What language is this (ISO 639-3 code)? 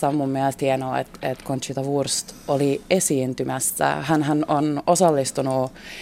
fin